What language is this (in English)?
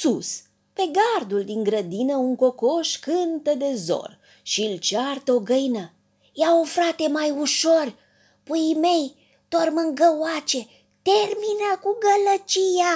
Romanian